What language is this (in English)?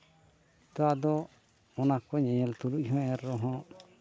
Santali